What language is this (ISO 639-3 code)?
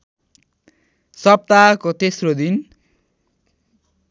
nep